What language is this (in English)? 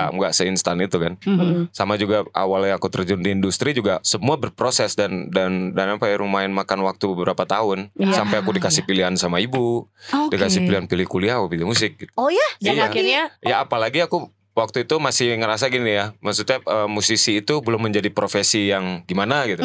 Indonesian